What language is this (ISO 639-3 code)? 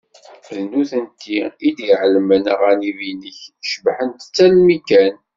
kab